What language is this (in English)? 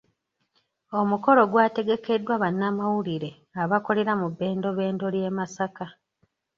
Ganda